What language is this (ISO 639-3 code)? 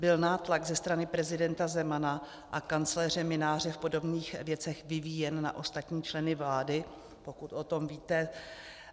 ces